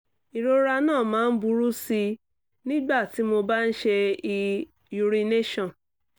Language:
Yoruba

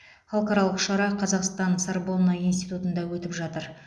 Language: Kazakh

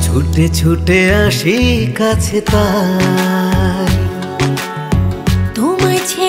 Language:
Bangla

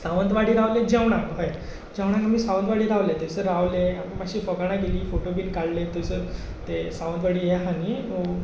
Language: Konkani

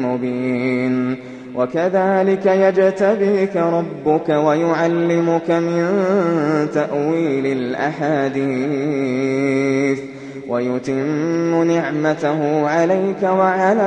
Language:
Arabic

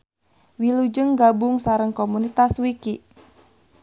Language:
Sundanese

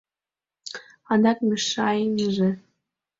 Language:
Mari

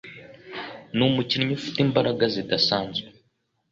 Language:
Kinyarwanda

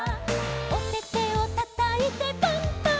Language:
Japanese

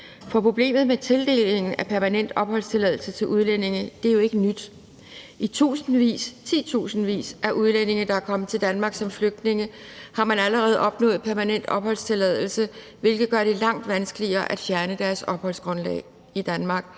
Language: Danish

